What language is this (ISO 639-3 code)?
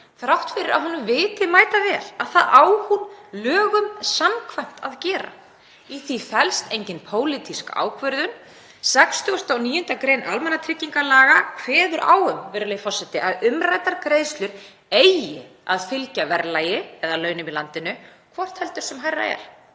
isl